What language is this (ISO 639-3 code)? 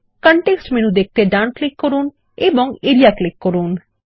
ben